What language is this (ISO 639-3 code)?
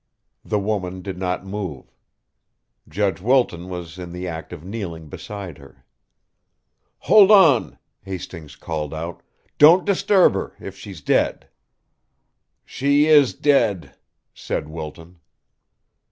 eng